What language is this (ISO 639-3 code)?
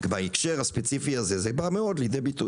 heb